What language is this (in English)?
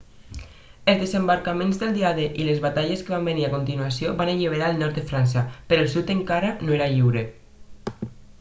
Catalan